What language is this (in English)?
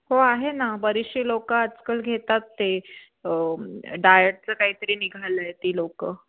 Marathi